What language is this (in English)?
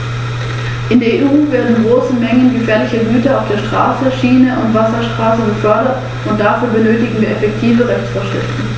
German